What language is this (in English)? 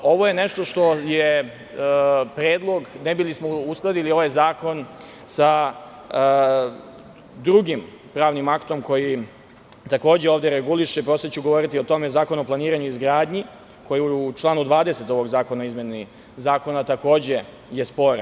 Serbian